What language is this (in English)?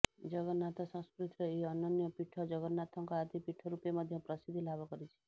Odia